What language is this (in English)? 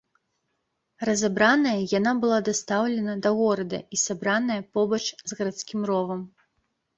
Belarusian